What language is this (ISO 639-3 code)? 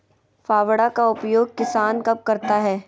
mag